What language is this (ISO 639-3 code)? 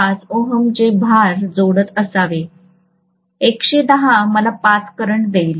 mar